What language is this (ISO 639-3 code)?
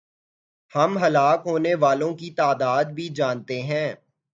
urd